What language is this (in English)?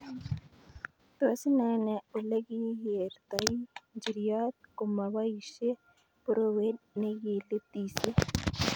Kalenjin